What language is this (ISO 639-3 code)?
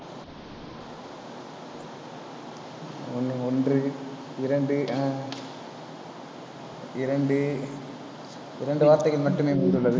tam